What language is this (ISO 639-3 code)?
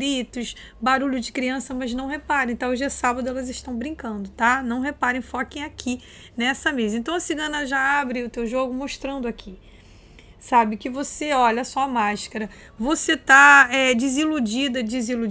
por